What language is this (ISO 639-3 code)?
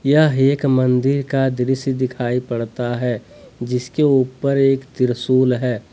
hin